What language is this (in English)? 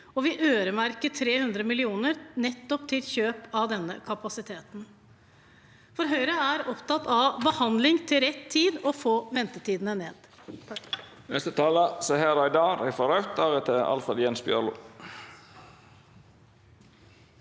Norwegian